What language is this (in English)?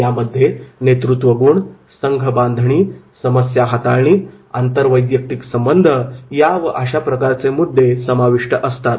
Marathi